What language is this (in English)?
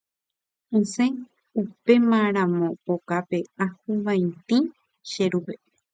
Guarani